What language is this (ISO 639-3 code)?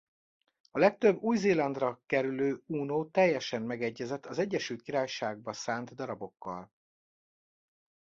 hun